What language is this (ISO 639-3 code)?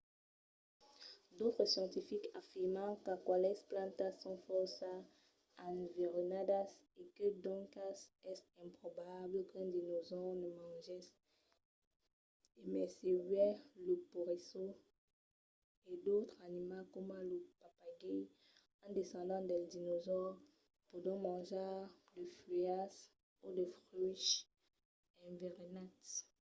oci